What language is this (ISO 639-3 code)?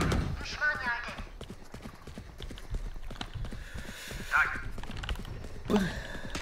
tur